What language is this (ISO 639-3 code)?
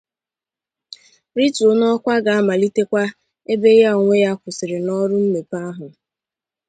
ibo